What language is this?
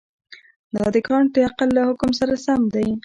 Pashto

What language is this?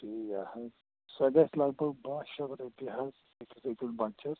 Kashmiri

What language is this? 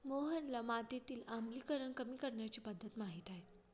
Marathi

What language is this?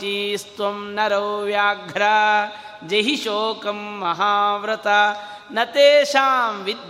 Kannada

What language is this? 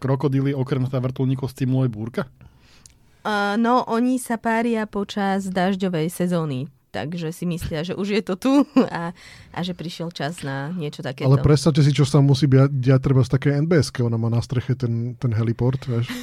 Slovak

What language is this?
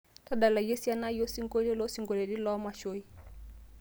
Masai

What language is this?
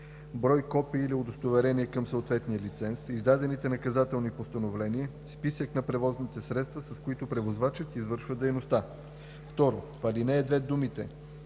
Bulgarian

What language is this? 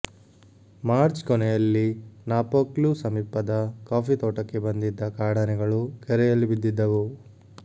Kannada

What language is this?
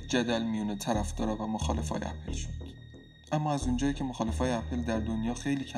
Persian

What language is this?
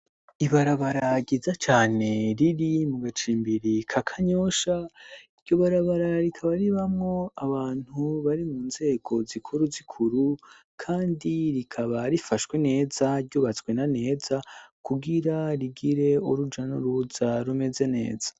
Rundi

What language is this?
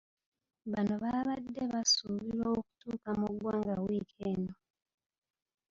Ganda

